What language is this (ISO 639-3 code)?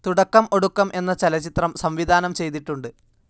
mal